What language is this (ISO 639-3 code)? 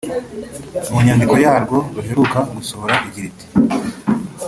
kin